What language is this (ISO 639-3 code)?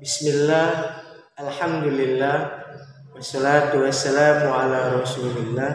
ind